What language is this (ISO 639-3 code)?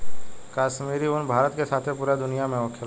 bho